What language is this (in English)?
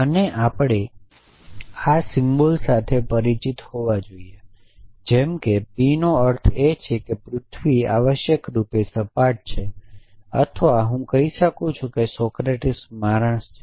Gujarati